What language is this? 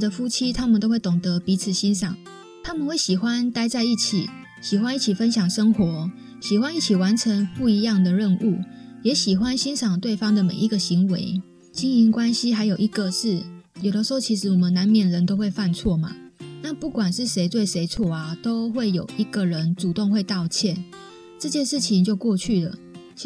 Chinese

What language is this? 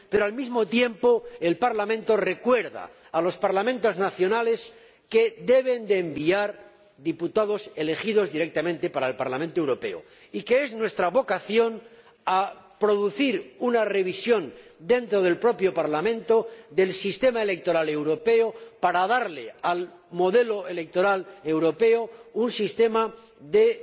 Spanish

